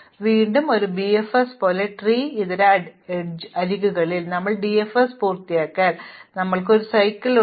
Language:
Malayalam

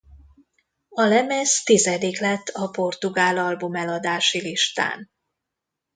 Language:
Hungarian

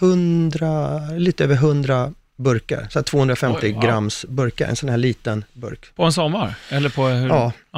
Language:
Swedish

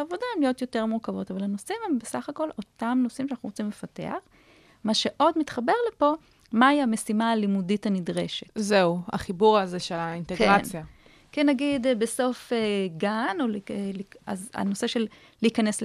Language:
Hebrew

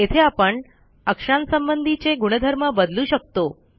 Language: Marathi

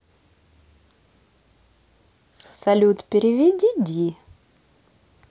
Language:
Russian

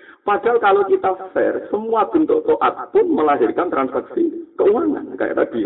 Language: Indonesian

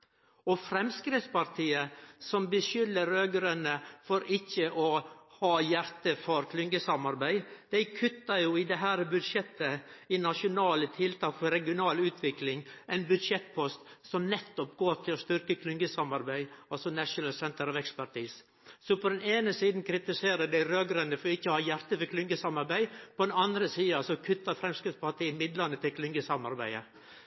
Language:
Norwegian Nynorsk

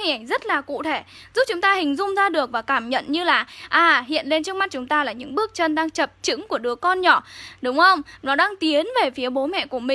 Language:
Vietnamese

